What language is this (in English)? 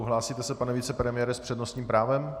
Czech